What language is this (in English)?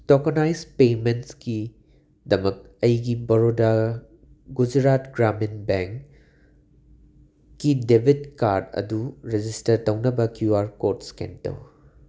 Manipuri